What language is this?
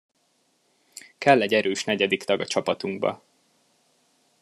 Hungarian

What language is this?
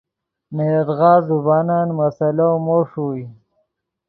Yidgha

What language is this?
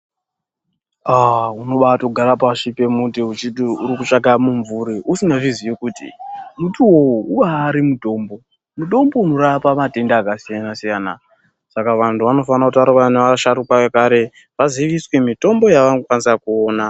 Ndau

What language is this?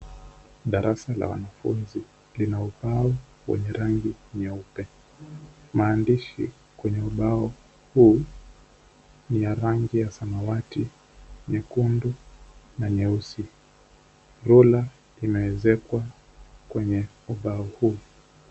Swahili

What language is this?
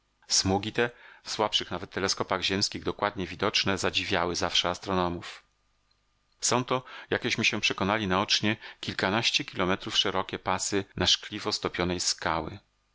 Polish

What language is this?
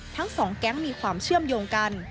Thai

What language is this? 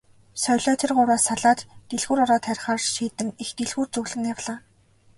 Mongolian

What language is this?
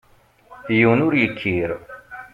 Kabyle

